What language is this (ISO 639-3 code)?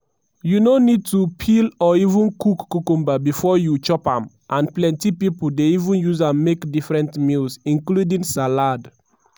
pcm